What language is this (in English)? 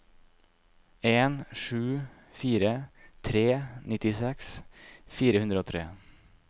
Norwegian